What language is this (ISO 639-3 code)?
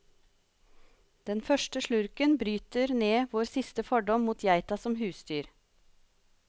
nor